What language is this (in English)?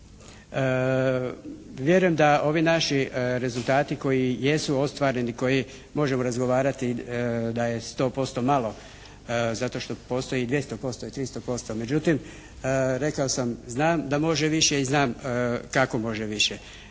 Croatian